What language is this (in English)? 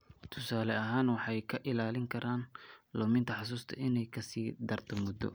Somali